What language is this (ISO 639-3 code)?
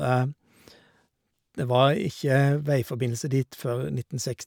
nor